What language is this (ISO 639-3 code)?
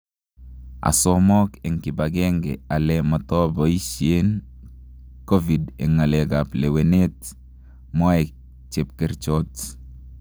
kln